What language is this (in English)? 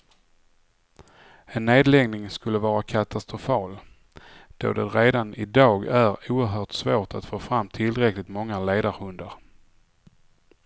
Swedish